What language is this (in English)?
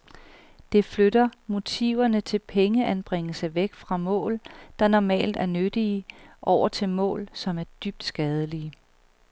Danish